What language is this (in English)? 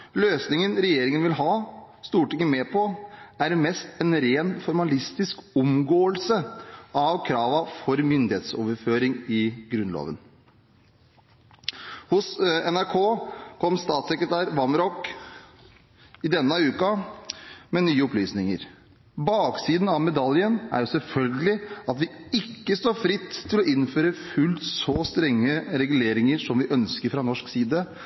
Norwegian Bokmål